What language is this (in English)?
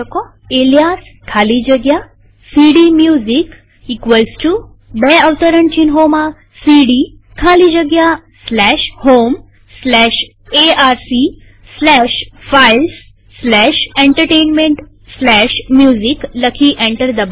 Gujarati